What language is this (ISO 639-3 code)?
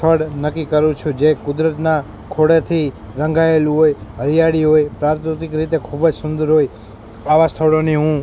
guj